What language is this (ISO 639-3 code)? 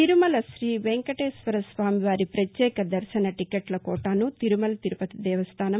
tel